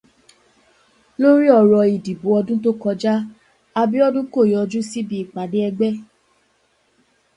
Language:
Yoruba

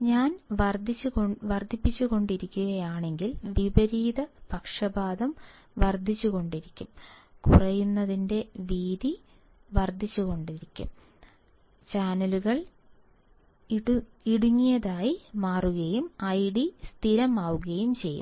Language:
Malayalam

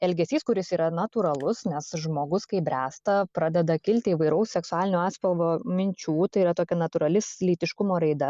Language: Lithuanian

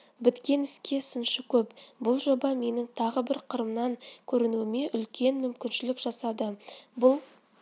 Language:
Kazakh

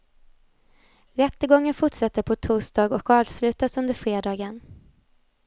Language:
Swedish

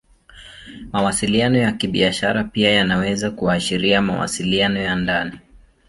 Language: Swahili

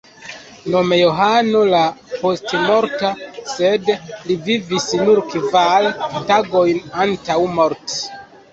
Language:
Esperanto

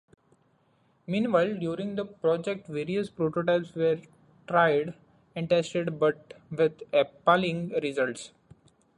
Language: English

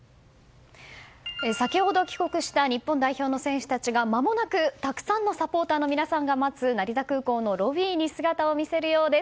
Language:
Japanese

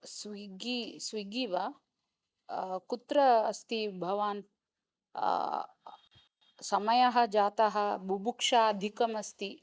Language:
Sanskrit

